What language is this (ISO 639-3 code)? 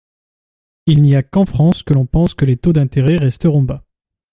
fra